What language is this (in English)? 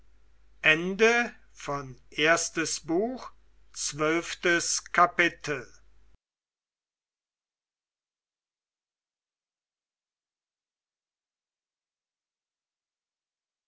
German